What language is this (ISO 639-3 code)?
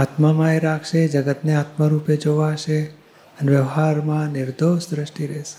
guj